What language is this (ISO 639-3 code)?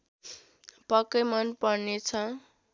nep